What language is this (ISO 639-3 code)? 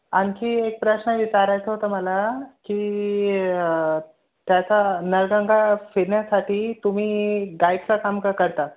mar